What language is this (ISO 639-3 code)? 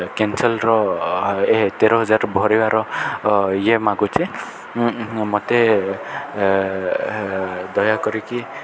ori